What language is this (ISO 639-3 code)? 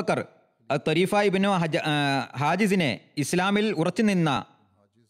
mal